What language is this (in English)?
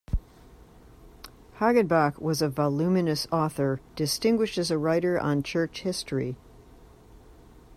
English